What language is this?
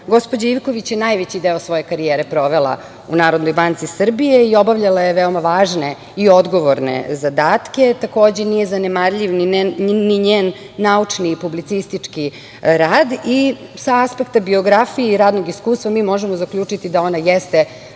Serbian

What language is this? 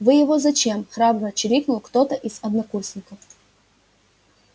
Russian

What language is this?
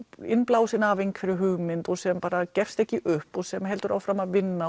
Icelandic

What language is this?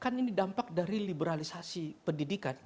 Indonesian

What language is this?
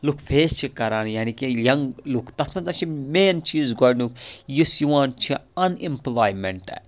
Kashmiri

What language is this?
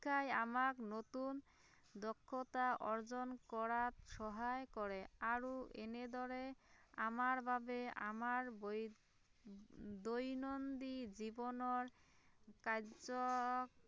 Assamese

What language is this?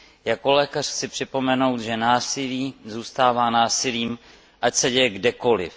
Czech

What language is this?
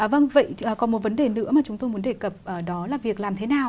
Vietnamese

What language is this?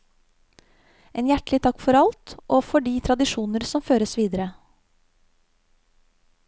Norwegian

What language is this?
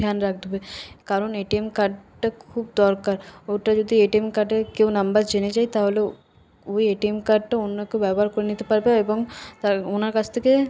Bangla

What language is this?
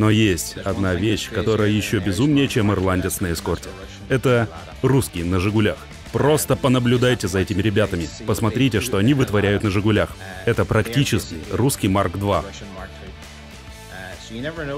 Russian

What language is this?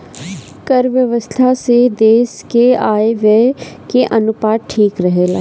Bhojpuri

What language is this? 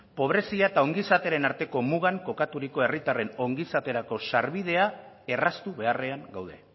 Basque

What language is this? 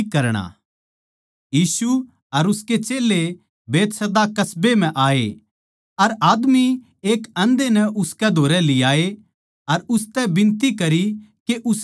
Haryanvi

